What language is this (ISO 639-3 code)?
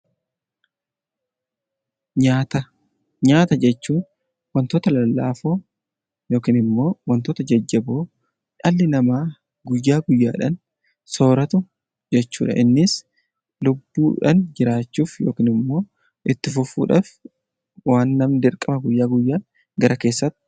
orm